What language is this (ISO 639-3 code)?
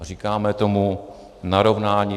ces